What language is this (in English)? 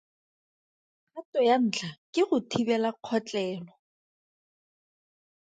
Tswana